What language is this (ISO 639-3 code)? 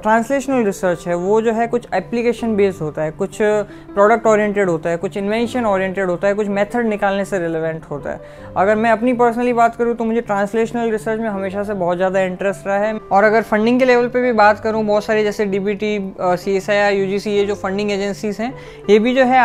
hin